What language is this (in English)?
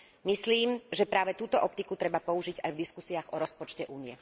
Slovak